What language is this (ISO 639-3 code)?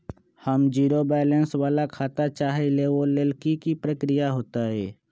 mag